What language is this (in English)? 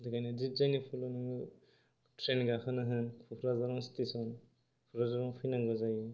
Bodo